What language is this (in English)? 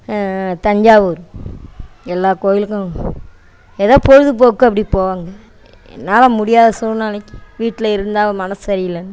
Tamil